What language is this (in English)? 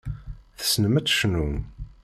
Kabyle